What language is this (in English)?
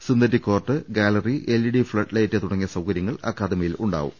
Malayalam